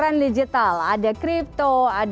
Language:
Indonesian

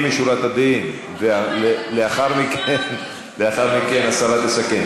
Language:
Hebrew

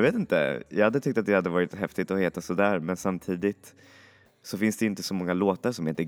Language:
Swedish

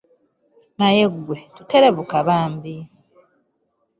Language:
Ganda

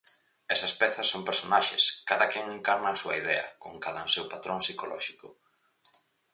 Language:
Galician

